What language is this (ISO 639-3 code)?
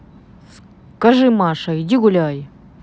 rus